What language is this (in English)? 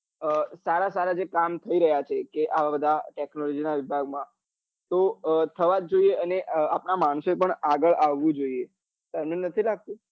Gujarati